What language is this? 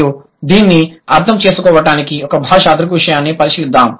Telugu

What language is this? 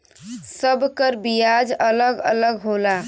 Bhojpuri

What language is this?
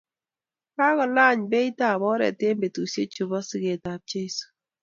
Kalenjin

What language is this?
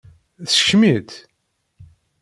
Kabyle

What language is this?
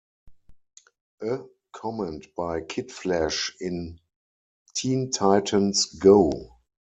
English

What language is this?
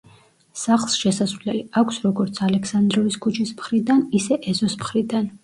Georgian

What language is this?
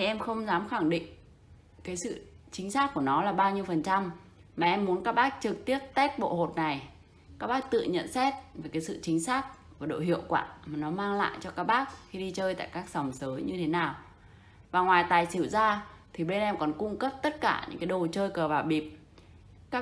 Vietnamese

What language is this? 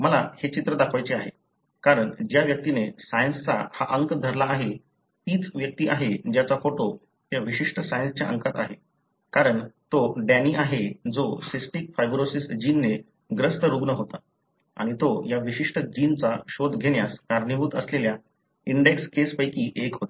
Marathi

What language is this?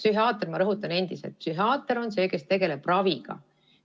Estonian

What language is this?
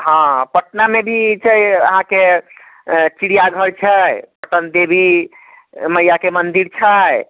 Maithili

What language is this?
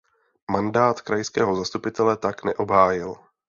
Czech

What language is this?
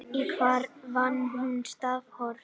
Icelandic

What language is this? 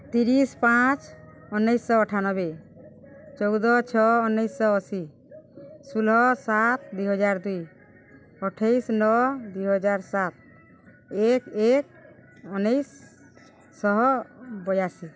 Odia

